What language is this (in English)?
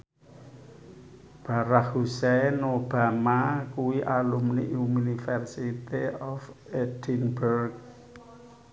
Javanese